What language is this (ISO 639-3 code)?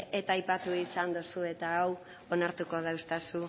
eus